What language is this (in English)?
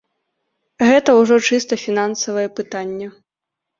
Belarusian